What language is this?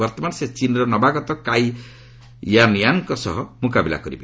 Odia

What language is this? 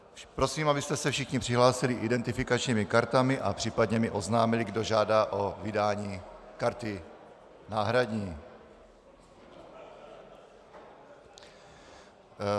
Czech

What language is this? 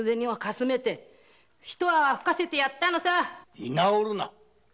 Japanese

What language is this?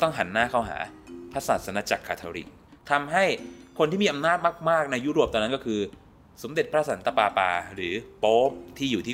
Thai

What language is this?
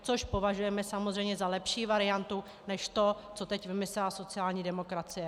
Czech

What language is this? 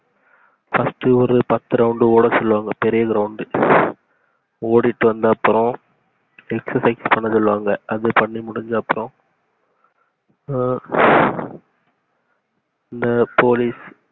Tamil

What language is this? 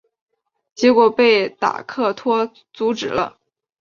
Chinese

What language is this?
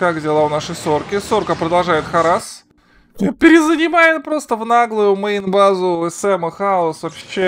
Russian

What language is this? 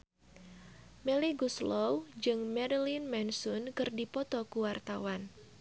Sundanese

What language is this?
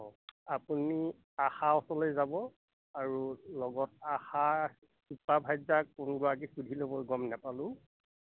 Assamese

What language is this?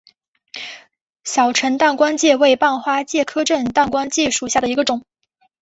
Chinese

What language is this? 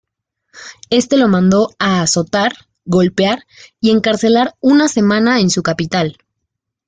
Spanish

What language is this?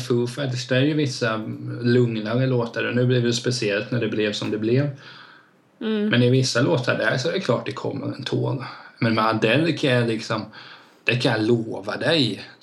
Swedish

